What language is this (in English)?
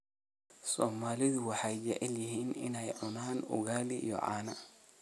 Somali